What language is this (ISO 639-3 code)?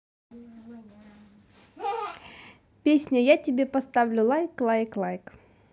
rus